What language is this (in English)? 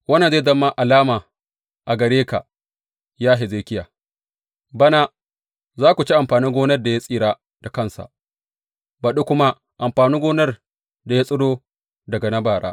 Hausa